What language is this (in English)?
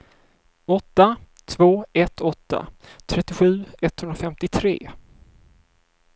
Swedish